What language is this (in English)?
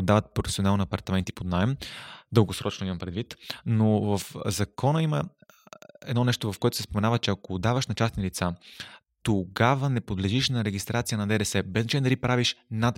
Bulgarian